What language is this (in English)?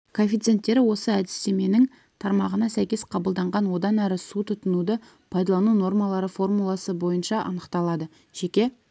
Kazakh